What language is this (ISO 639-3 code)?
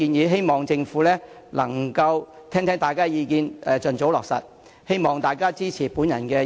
yue